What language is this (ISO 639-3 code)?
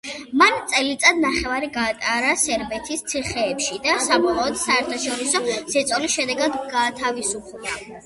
kat